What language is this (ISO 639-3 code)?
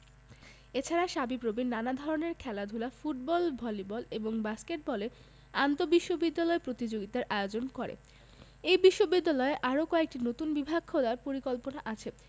ben